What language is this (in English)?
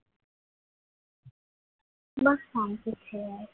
Gujarati